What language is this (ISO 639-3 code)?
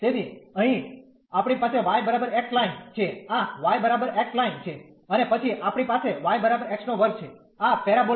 guj